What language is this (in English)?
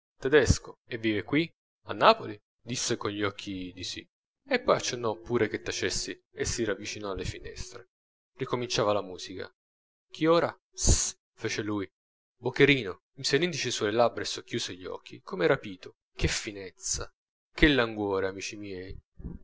Italian